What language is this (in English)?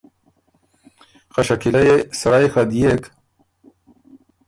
Ormuri